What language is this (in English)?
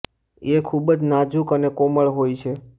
Gujarati